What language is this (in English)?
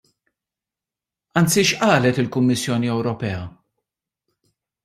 Maltese